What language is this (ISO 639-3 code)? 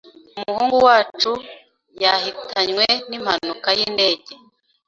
kin